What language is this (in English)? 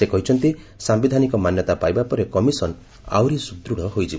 Odia